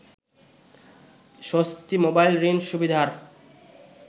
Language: Bangla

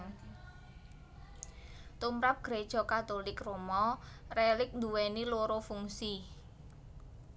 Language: Javanese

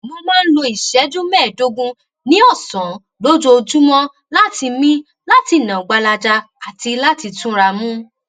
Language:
Yoruba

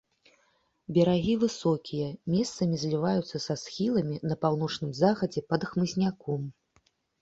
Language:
Belarusian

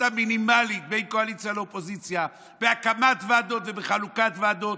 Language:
Hebrew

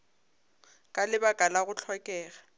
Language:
Northern Sotho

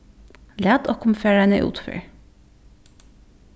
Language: Faroese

